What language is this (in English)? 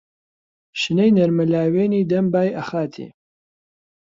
Central Kurdish